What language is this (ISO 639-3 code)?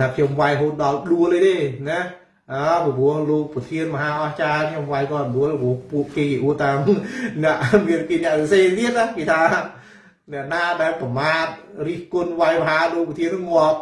vie